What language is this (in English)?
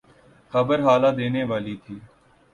Urdu